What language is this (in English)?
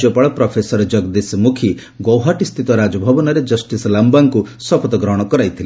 Odia